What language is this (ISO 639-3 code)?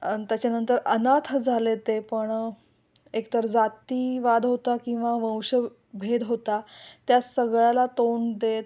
mar